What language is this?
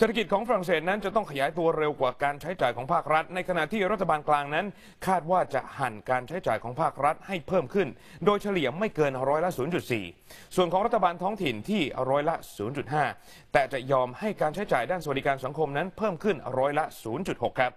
Thai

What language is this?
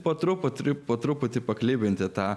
Lithuanian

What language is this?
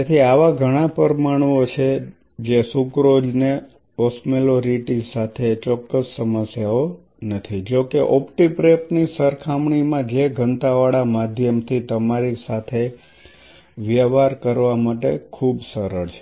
Gujarati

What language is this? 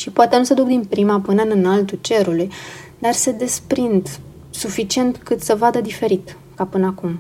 Romanian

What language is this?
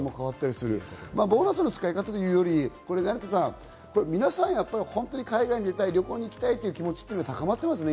Japanese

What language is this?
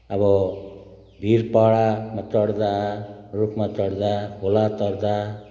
Nepali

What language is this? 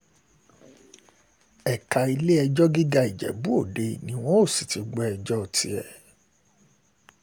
Yoruba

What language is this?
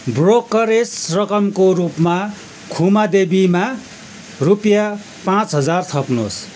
Nepali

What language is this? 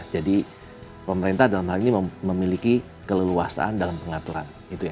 Indonesian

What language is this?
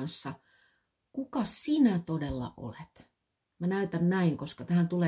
Finnish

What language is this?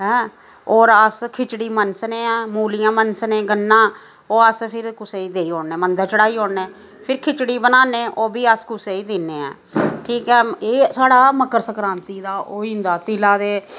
Dogri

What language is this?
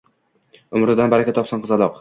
Uzbek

